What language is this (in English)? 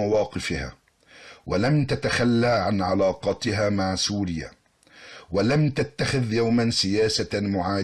Arabic